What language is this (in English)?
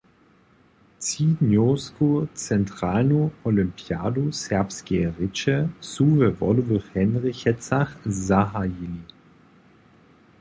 Upper Sorbian